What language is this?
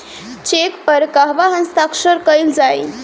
Bhojpuri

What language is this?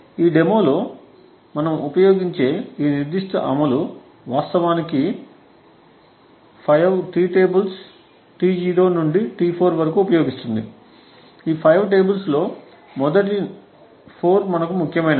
Telugu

